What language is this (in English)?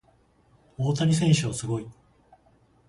Japanese